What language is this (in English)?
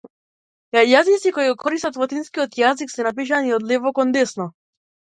Macedonian